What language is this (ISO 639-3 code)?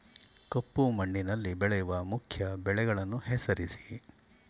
kan